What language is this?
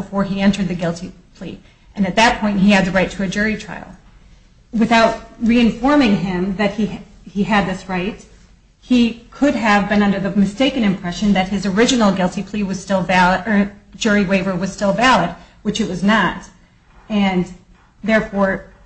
English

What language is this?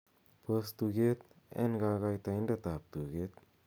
Kalenjin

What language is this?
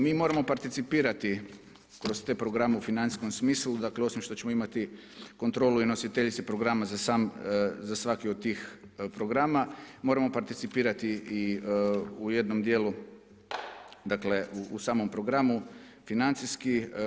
Croatian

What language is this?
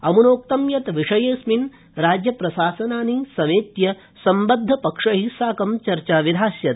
Sanskrit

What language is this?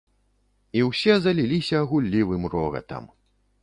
Belarusian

